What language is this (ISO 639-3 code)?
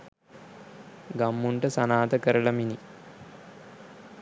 sin